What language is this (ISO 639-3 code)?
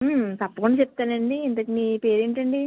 tel